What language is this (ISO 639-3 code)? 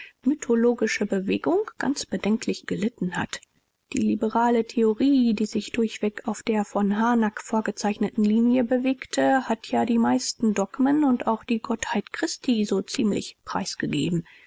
deu